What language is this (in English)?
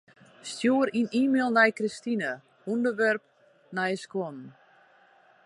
Western Frisian